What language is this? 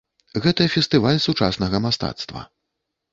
Belarusian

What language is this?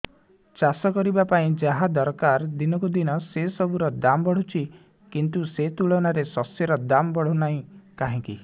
Odia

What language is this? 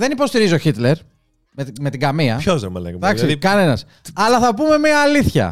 Greek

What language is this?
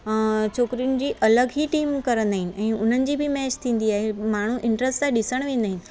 Sindhi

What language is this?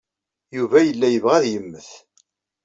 Kabyle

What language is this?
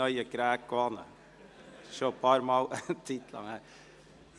Swiss German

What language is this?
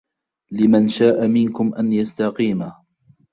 Arabic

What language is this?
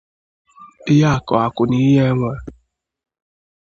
Igbo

